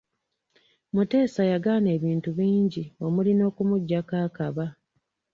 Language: Ganda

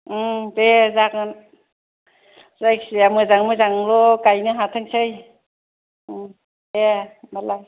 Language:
Bodo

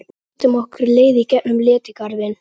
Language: Icelandic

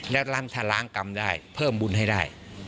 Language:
Thai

